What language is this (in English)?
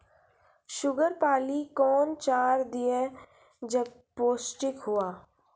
Maithili